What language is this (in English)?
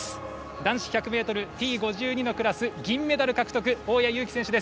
Japanese